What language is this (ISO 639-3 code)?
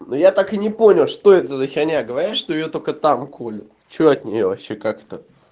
rus